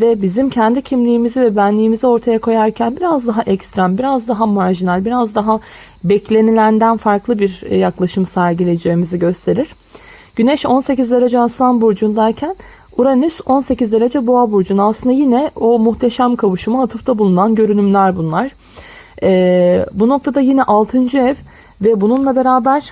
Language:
Turkish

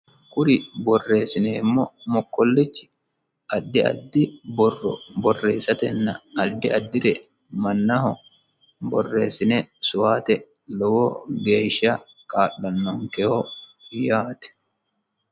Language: Sidamo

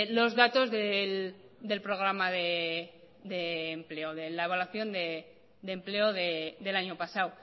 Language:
Spanish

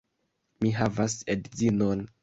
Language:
Esperanto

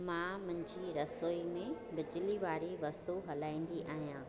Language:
Sindhi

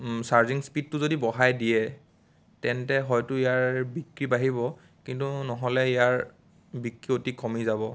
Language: Assamese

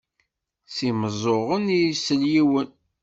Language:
Kabyle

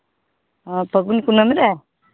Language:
Santali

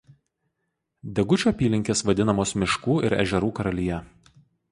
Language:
Lithuanian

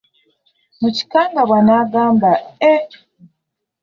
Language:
Ganda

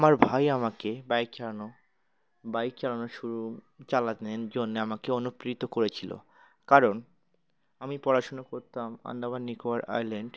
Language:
Bangla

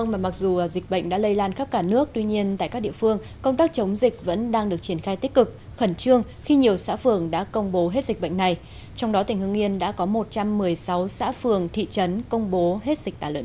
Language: Vietnamese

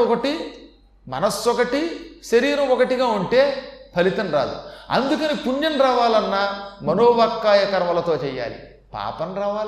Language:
Telugu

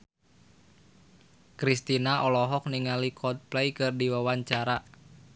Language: Sundanese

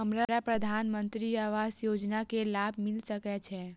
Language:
Maithili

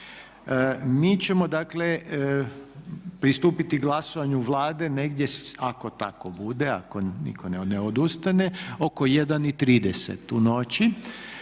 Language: Croatian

